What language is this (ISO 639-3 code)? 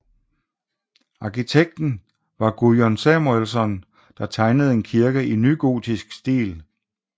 dan